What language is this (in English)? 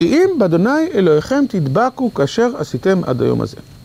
Hebrew